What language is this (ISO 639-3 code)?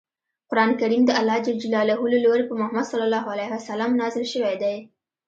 pus